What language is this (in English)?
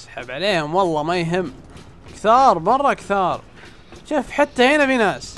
Arabic